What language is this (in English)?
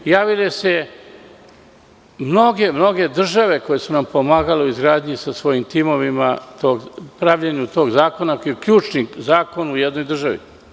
Serbian